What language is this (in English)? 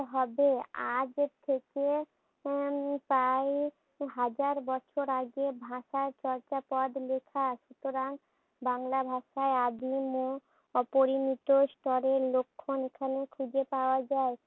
Bangla